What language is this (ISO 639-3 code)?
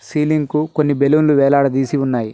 tel